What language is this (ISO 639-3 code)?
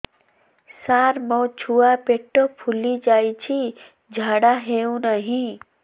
ori